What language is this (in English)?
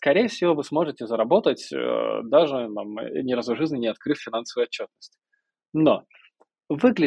Russian